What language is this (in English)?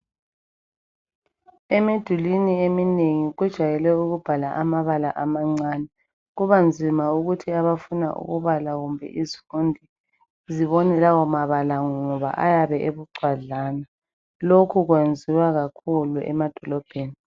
North Ndebele